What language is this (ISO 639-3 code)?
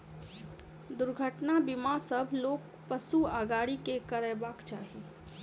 mai